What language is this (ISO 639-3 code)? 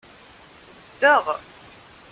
kab